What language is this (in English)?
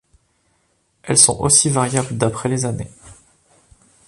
French